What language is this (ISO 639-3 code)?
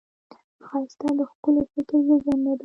pus